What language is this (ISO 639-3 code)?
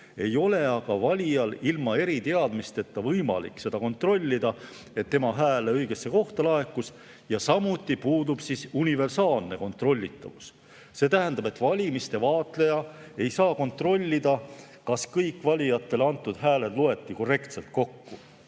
est